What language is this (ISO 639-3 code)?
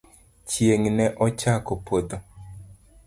luo